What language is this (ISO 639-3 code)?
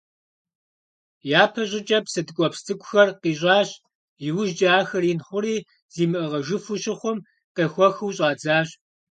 kbd